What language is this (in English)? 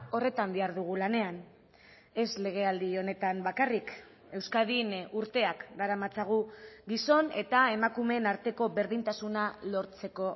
Basque